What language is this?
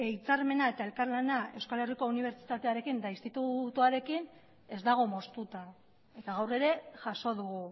Basque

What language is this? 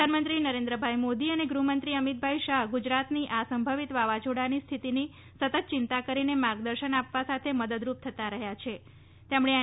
Gujarati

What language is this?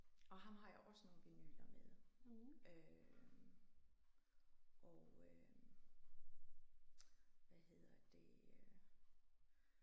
Danish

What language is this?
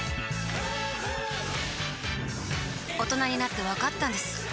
Japanese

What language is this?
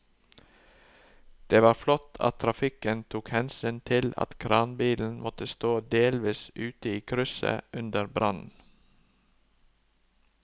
Norwegian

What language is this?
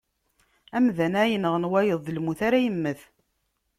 Kabyle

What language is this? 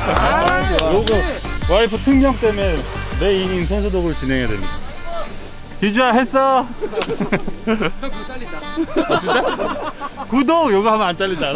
Korean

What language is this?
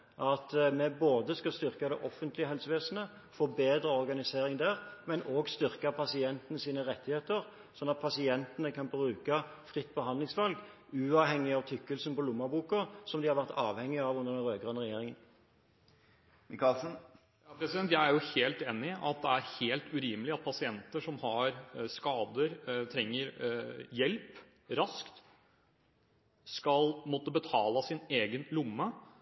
Norwegian Bokmål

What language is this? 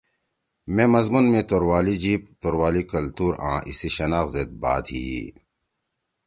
Torwali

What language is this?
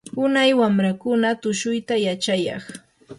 Yanahuanca Pasco Quechua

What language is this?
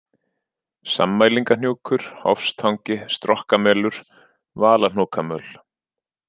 Icelandic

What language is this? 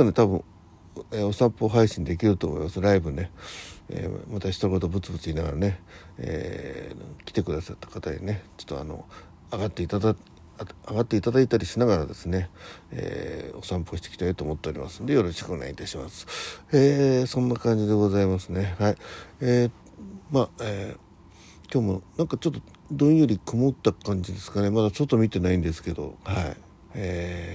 Japanese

